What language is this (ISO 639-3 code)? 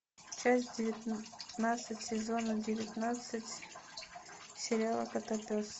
rus